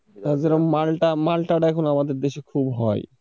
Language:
Bangla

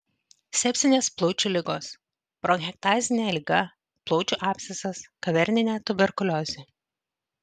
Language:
Lithuanian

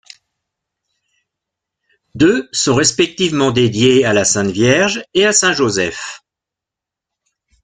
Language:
French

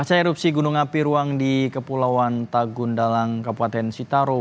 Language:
Indonesian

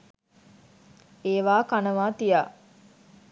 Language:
Sinhala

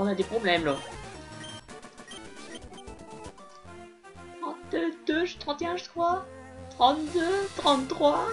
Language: French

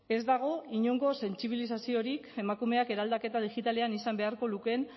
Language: Basque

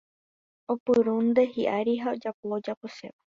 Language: Guarani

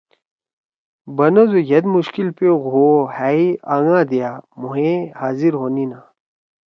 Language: Torwali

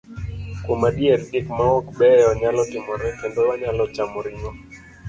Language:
Luo (Kenya and Tanzania)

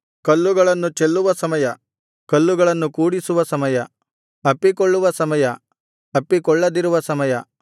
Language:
Kannada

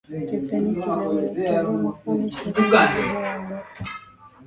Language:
Swahili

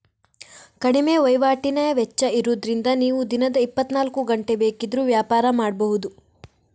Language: Kannada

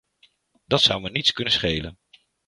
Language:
Dutch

